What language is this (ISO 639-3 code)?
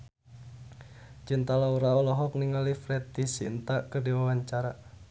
sun